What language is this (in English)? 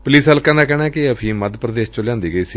Punjabi